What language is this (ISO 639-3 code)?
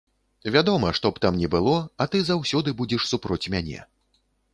bel